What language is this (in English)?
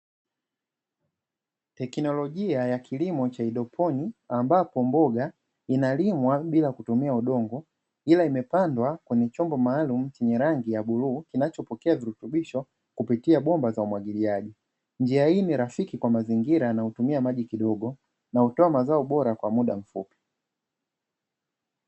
Swahili